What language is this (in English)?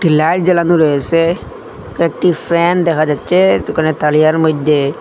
Bangla